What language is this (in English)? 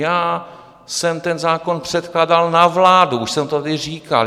Czech